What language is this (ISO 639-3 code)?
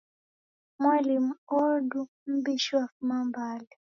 dav